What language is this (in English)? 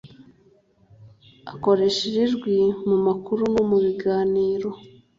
Kinyarwanda